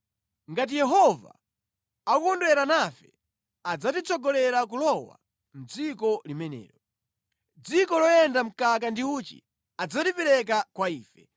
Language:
Nyanja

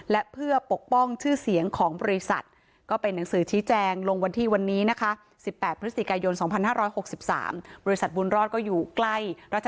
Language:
Thai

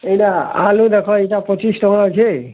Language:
Odia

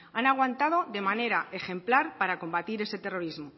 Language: Spanish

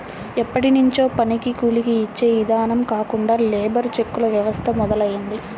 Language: Telugu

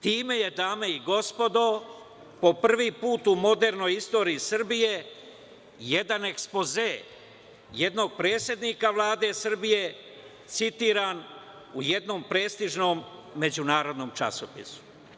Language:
Serbian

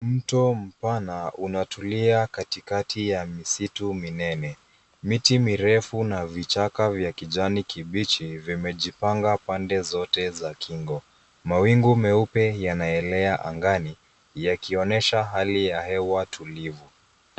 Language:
Swahili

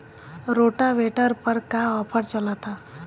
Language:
Bhojpuri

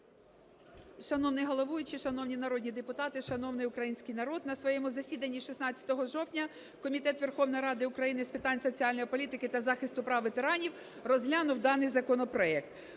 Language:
Ukrainian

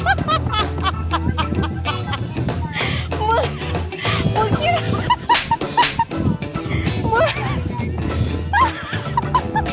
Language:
Thai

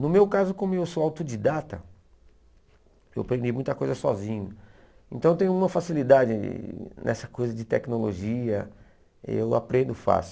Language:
Portuguese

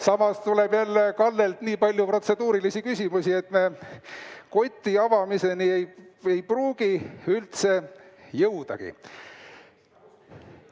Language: Estonian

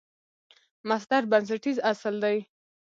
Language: Pashto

